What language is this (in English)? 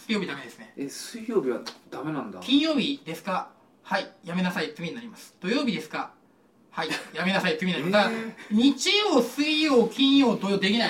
Japanese